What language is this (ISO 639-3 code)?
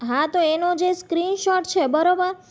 guj